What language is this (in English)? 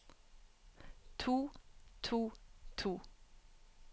Norwegian